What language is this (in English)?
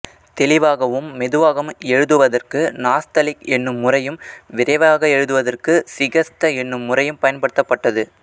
Tamil